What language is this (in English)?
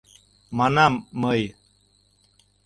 Mari